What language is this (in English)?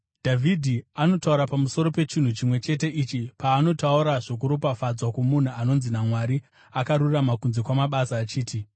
Shona